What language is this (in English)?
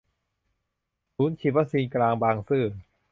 Thai